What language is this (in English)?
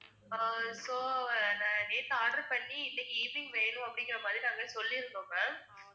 Tamil